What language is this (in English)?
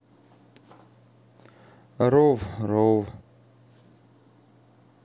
Russian